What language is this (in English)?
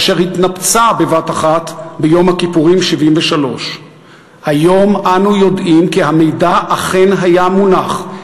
Hebrew